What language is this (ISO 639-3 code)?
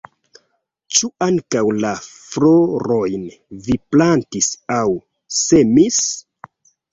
epo